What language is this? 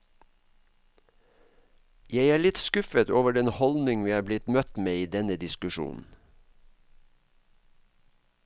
Norwegian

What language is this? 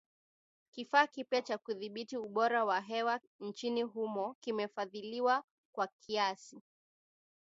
Swahili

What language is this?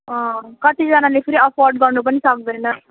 Nepali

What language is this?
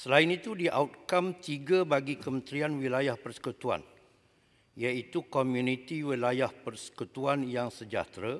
Malay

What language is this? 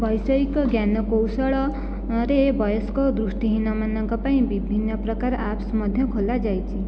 Odia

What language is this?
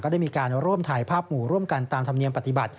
Thai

